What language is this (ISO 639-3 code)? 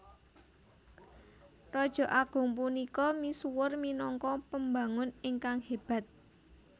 jav